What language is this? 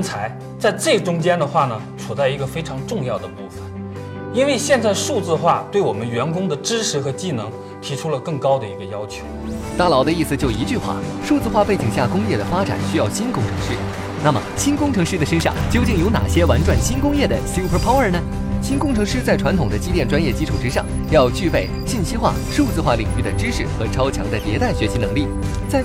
Chinese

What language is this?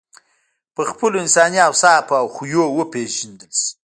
Pashto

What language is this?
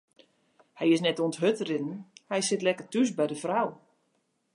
Western Frisian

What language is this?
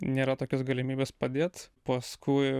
Lithuanian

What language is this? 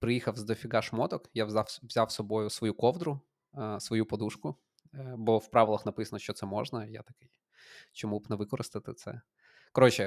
Ukrainian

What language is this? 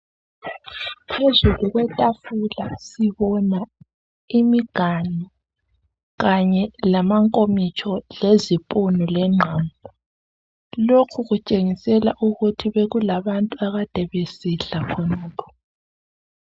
North Ndebele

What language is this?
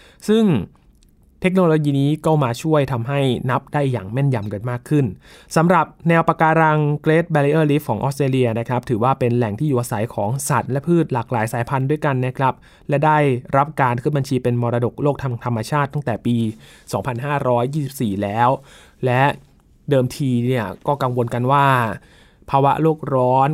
Thai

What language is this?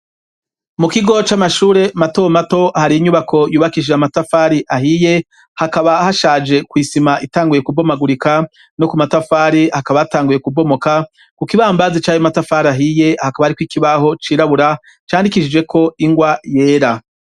Rundi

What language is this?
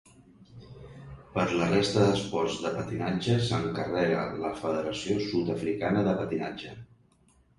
Catalan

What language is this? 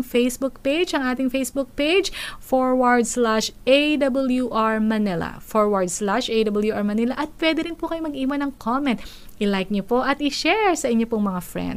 Filipino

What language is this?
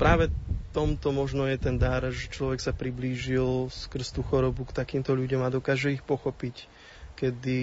Slovak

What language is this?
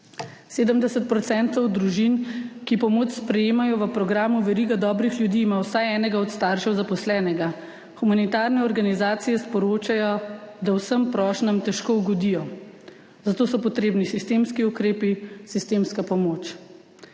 Slovenian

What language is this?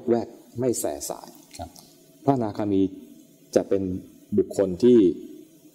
Thai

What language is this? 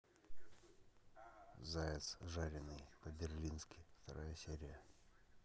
Russian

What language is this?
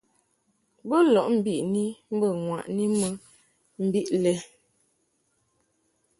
Mungaka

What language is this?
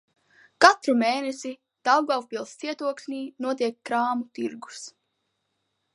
Latvian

